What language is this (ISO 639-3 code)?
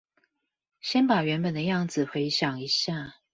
zho